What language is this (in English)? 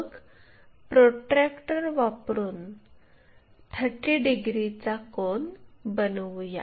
Marathi